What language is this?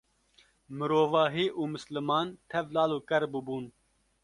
Kurdish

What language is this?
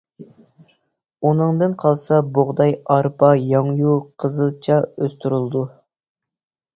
Uyghur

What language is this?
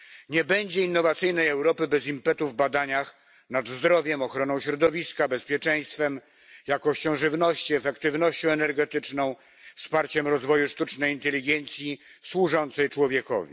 Polish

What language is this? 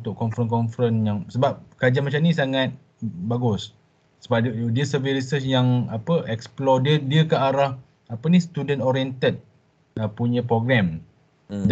Malay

